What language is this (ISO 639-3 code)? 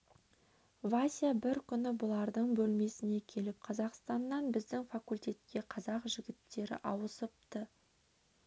kaz